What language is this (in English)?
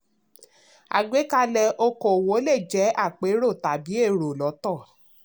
Yoruba